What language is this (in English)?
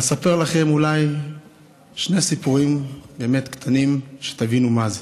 Hebrew